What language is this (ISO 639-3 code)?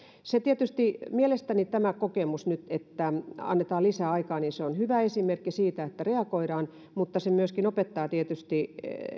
fin